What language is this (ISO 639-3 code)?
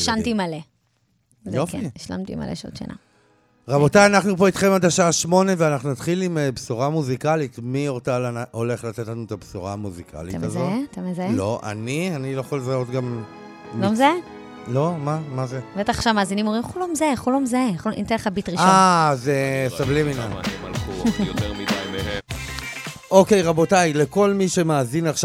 heb